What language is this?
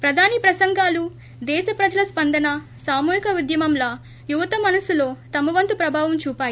Telugu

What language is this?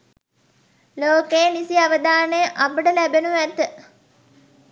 Sinhala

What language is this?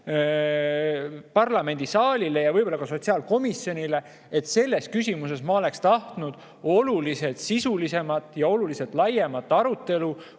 Estonian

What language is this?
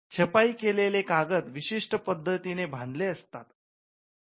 Marathi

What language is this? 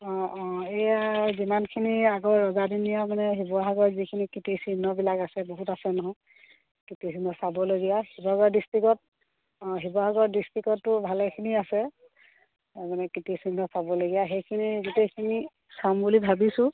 Assamese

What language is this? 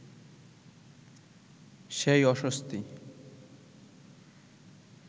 Bangla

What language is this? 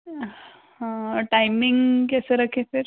Hindi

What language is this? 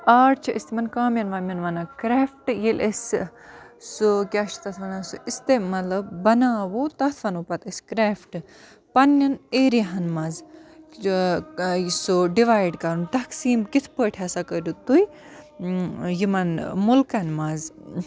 Kashmiri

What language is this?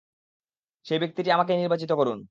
Bangla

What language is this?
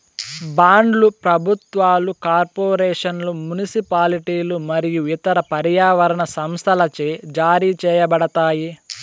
Telugu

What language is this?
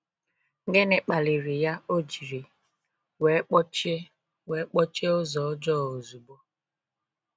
Igbo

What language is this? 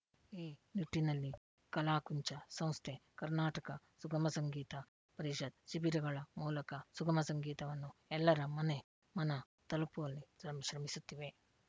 Kannada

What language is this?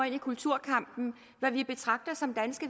Danish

